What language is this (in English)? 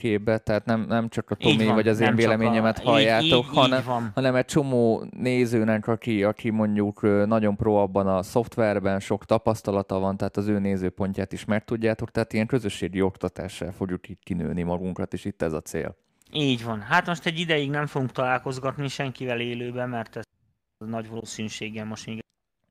Hungarian